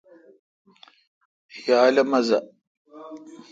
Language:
Kalkoti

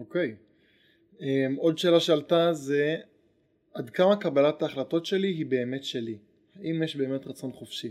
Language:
Hebrew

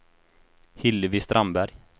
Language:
Swedish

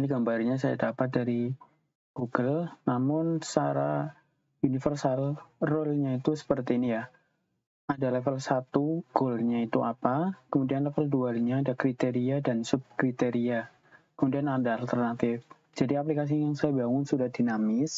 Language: Indonesian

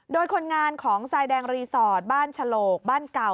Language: Thai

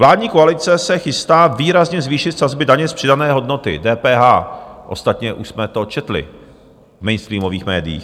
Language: Czech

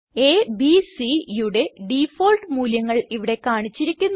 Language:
Malayalam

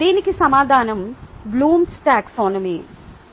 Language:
Telugu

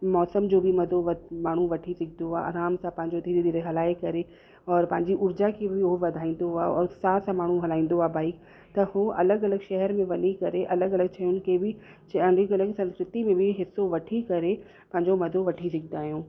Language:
Sindhi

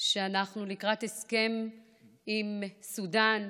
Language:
Hebrew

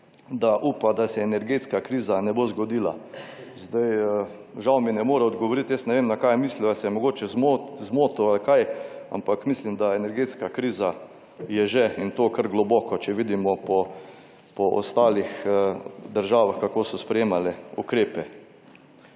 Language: Slovenian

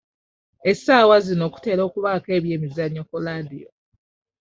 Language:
Ganda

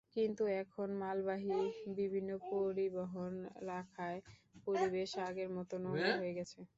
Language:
Bangla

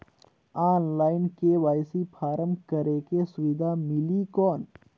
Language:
Chhattisgarhi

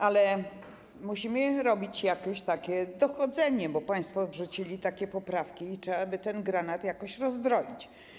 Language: Polish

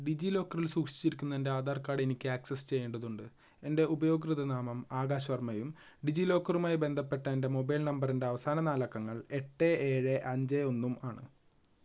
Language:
Malayalam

